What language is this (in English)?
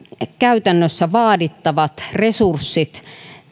Finnish